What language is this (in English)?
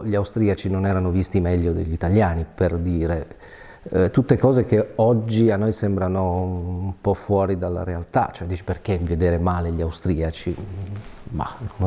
Italian